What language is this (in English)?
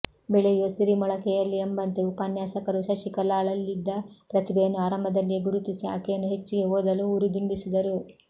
Kannada